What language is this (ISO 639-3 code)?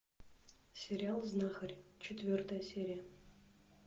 rus